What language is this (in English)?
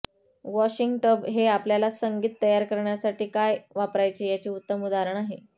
Marathi